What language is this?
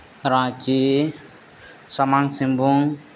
Santali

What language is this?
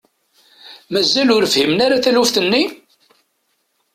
Kabyle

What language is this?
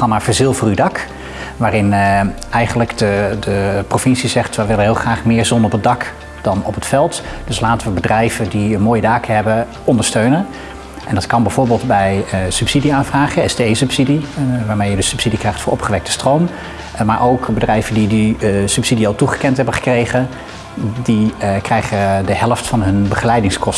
Dutch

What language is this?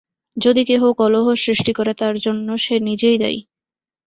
Bangla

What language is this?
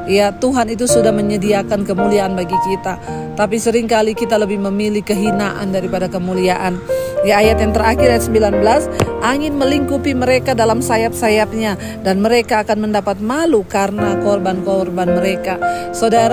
Indonesian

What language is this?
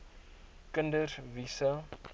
Afrikaans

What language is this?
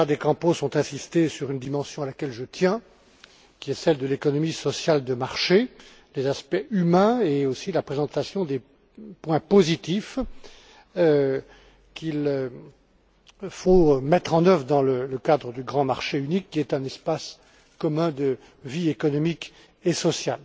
French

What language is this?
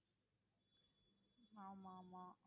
Tamil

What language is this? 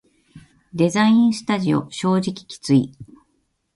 Japanese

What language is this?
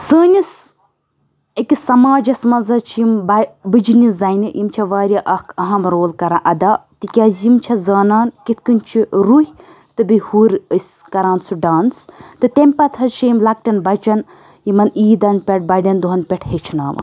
Kashmiri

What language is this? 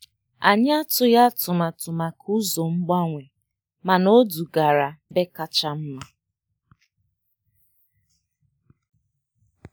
Igbo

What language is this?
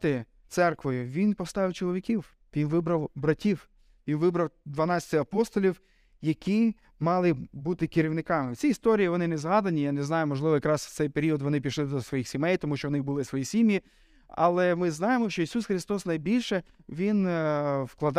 Ukrainian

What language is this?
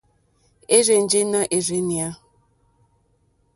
Mokpwe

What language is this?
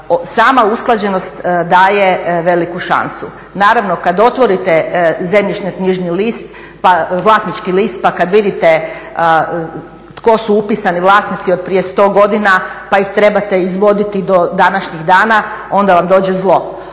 Croatian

